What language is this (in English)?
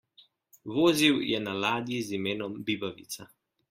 Slovenian